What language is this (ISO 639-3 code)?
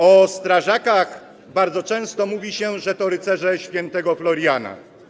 pol